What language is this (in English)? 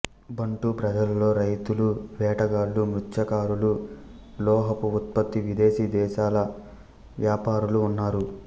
Telugu